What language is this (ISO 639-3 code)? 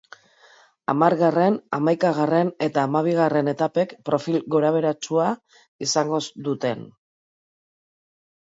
eus